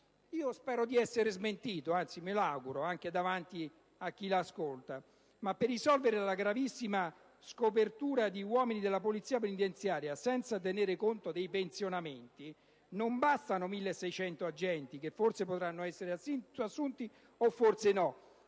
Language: Italian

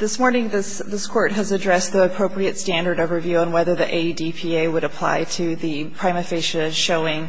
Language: English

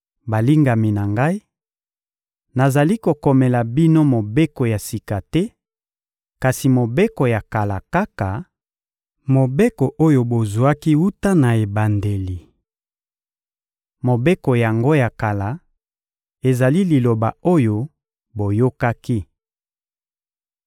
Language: Lingala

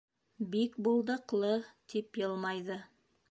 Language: Bashkir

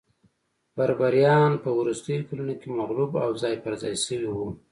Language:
Pashto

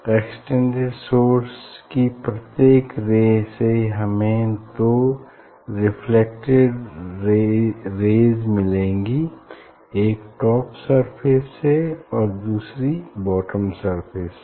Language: Hindi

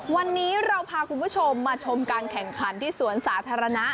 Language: Thai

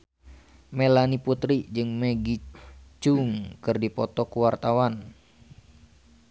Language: Sundanese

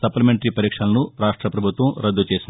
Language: Telugu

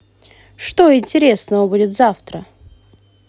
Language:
Russian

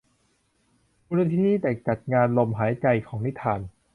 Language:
Thai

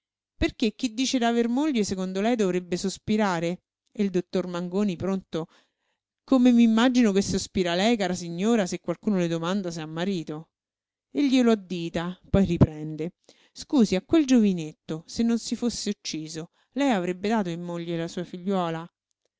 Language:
Italian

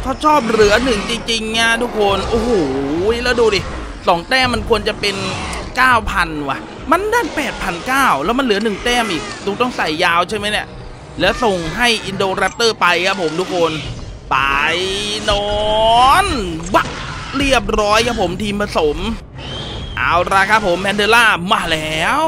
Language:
Thai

